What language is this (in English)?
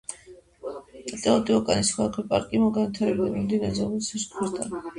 Georgian